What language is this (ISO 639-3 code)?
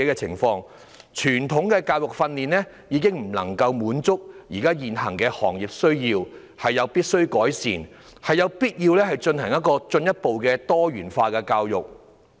yue